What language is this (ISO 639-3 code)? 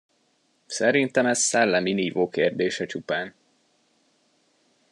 hun